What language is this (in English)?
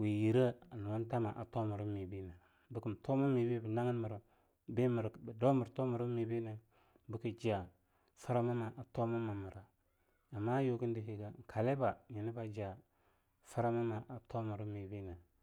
Longuda